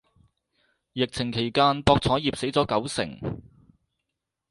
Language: Cantonese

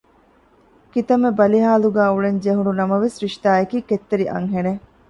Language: Divehi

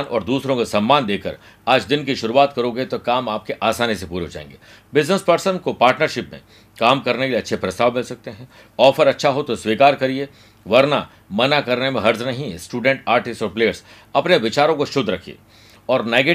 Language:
Hindi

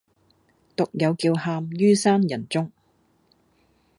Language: Cantonese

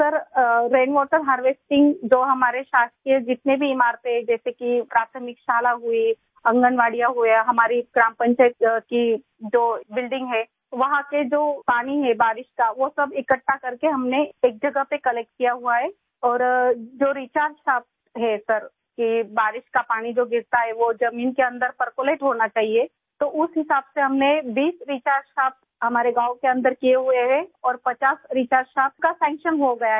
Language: Hindi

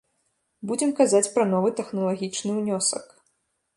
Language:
Belarusian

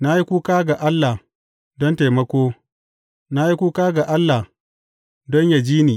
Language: Hausa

